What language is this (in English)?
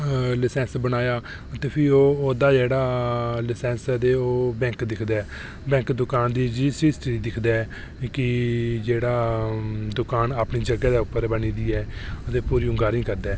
Dogri